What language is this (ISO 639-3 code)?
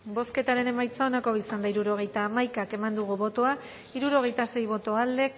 eus